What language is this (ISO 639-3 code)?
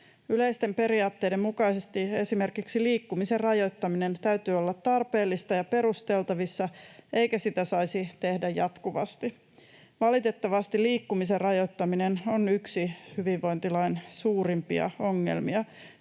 fin